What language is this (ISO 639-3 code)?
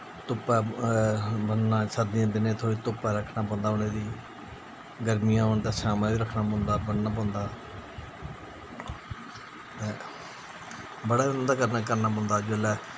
doi